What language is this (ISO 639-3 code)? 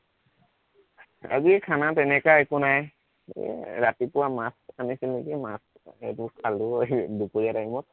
asm